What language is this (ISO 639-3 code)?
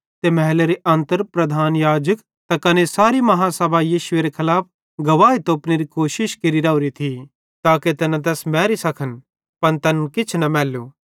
bhd